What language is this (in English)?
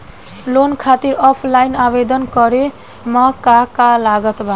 Bhojpuri